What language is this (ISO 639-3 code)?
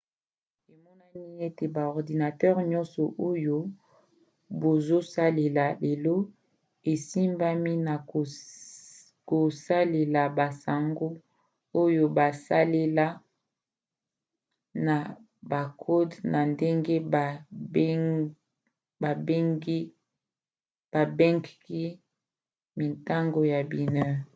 lin